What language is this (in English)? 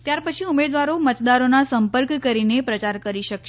Gujarati